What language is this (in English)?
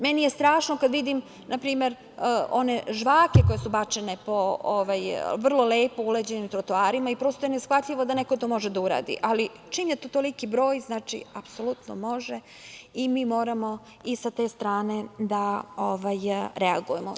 Serbian